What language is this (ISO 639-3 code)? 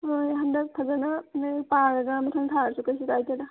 mni